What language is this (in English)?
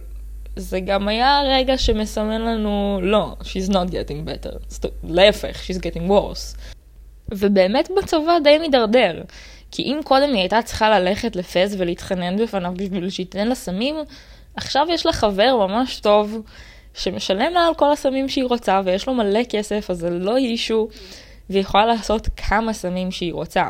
Hebrew